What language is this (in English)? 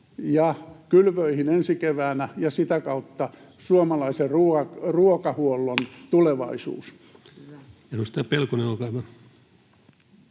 Finnish